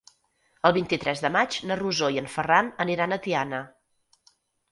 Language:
Catalan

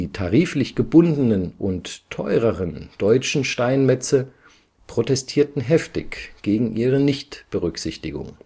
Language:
German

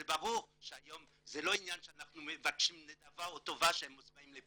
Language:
Hebrew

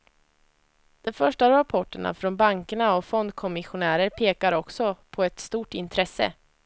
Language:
Swedish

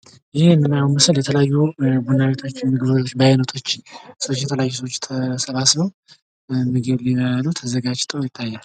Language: Amharic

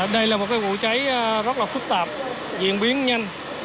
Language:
Vietnamese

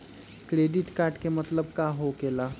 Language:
Magahi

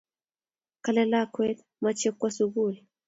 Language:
Kalenjin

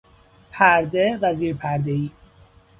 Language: Persian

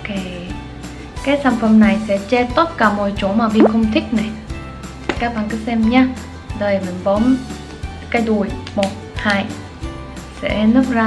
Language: Vietnamese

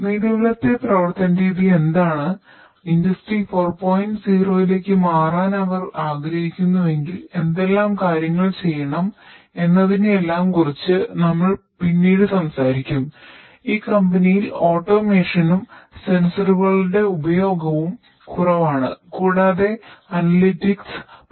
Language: Malayalam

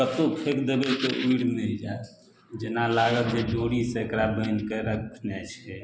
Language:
Maithili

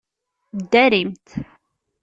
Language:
Kabyle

